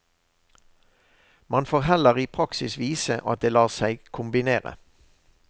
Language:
Norwegian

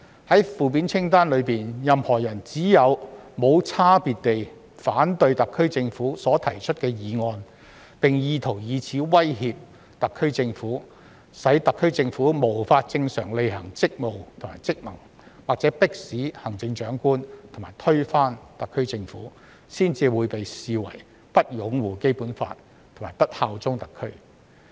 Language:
Cantonese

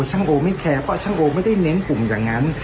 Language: Thai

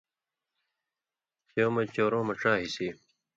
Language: Indus Kohistani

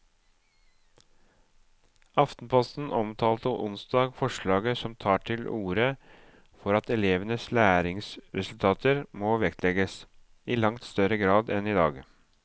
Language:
Norwegian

